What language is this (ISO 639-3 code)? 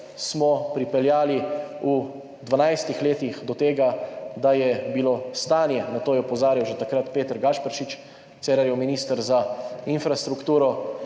slv